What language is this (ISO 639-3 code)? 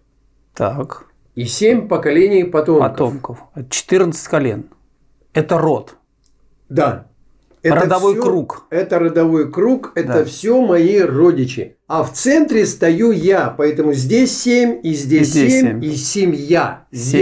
rus